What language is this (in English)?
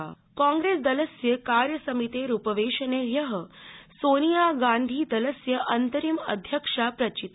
Sanskrit